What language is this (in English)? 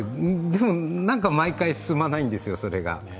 Japanese